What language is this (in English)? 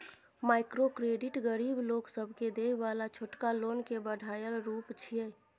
Maithili